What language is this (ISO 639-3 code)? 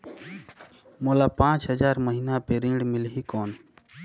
hne